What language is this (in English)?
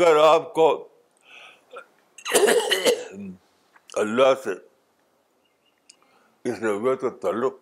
Urdu